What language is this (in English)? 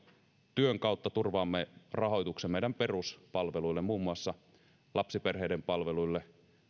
Finnish